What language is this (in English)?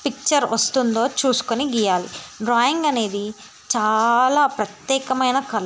Telugu